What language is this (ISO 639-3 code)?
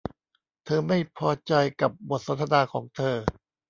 tha